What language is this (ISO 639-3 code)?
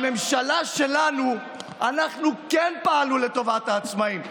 heb